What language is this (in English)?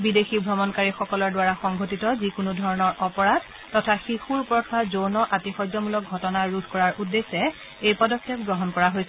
Assamese